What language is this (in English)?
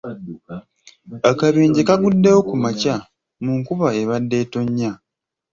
Ganda